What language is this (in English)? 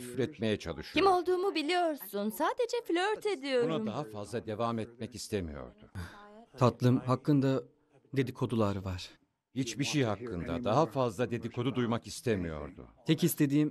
Turkish